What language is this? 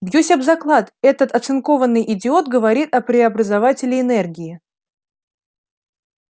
Russian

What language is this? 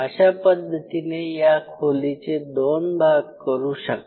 Marathi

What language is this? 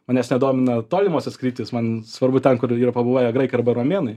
Lithuanian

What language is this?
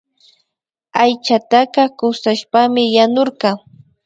Imbabura Highland Quichua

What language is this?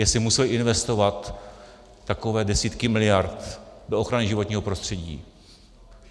Czech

